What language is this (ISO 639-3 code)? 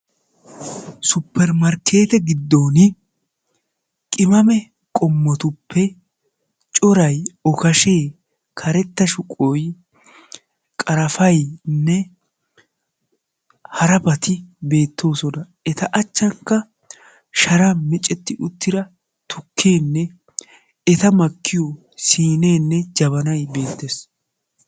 wal